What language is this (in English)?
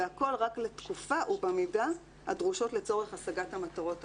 Hebrew